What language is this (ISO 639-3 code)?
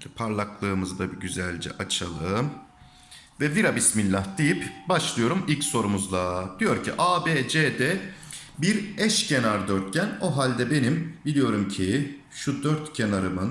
tur